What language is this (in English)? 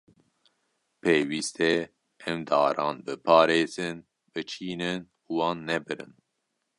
Kurdish